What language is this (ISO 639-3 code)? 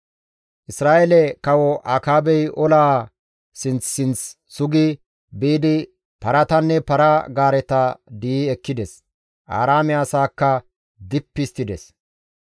gmv